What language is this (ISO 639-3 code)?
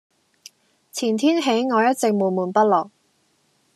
yue